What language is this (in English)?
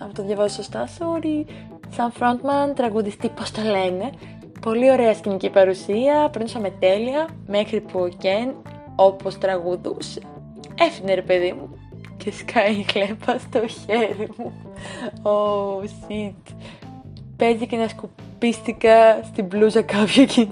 Greek